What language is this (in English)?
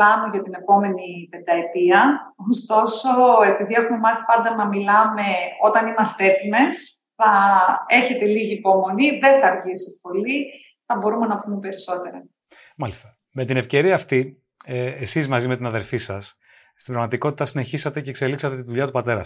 Greek